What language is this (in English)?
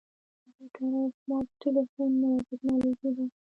Pashto